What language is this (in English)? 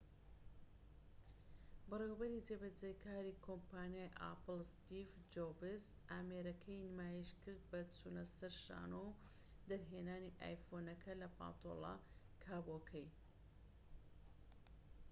Central Kurdish